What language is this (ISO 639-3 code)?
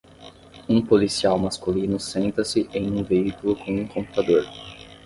por